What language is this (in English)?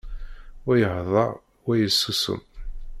Kabyle